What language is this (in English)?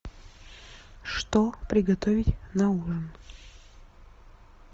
Russian